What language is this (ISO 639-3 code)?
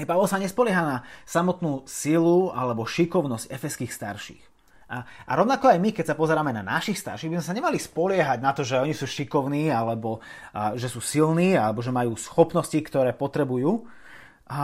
slk